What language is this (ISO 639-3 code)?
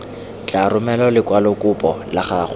tsn